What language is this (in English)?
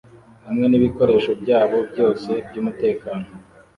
Kinyarwanda